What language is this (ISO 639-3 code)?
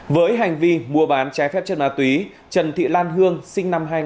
vie